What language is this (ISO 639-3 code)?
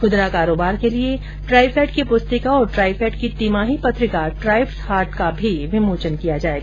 hin